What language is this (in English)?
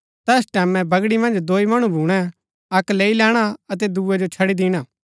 Gaddi